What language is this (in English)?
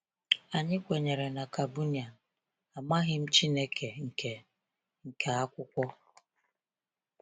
Igbo